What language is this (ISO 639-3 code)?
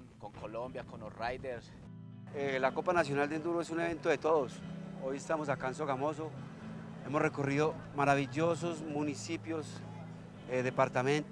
spa